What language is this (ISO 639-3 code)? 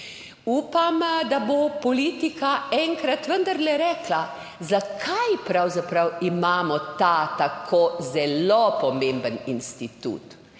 slv